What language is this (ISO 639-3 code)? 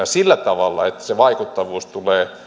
fin